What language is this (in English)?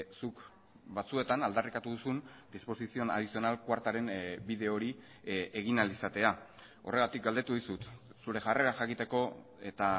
Basque